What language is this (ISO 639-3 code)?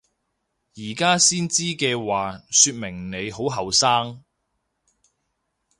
yue